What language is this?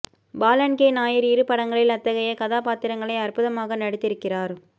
Tamil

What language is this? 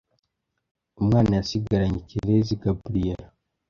Kinyarwanda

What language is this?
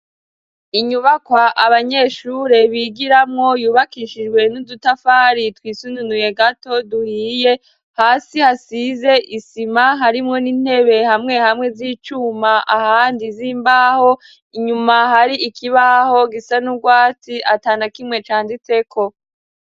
Rundi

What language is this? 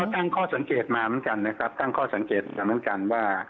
Thai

